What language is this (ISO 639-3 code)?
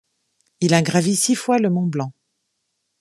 fra